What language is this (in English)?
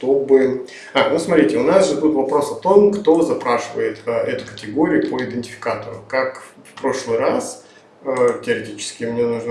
Russian